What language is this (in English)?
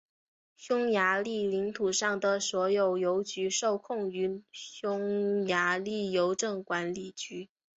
Chinese